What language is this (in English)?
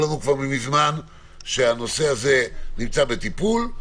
Hebrew